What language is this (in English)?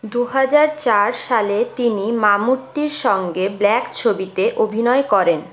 Bangla